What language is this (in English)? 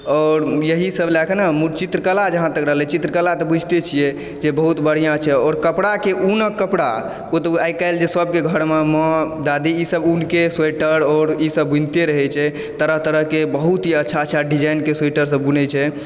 Maithili